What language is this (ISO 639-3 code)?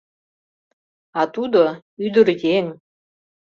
chm